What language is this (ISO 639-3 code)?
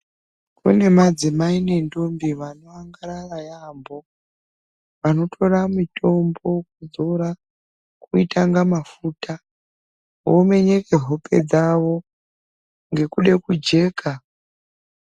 ndc